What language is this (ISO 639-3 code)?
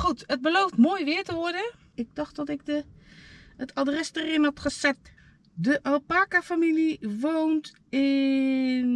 nld